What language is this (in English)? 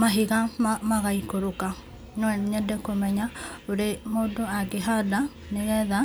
Kikuyu